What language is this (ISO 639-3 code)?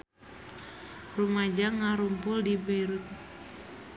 sun